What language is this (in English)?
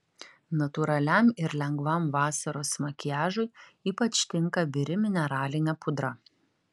Lithuanian